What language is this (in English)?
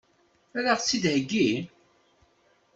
Kabyle